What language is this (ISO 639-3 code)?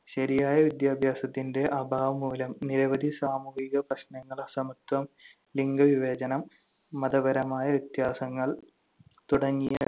mal